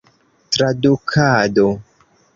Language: Esperanto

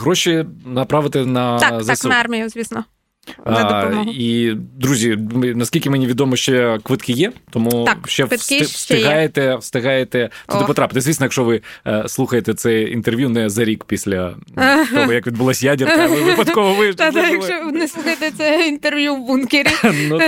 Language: Ukrainian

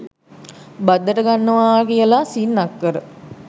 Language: Sinhala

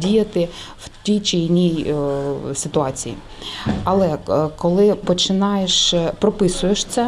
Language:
Ukrainian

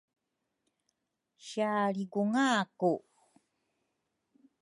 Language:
Rukai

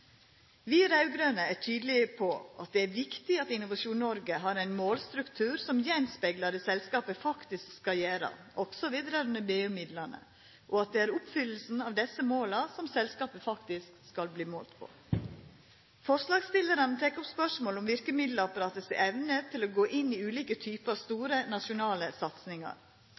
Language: Norwegian Nynorsk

